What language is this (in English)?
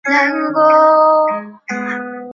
Chinese